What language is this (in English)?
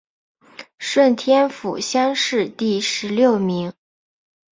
Chinese